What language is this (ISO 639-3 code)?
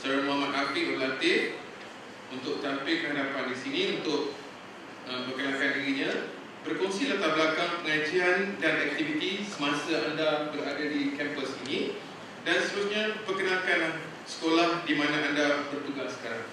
msa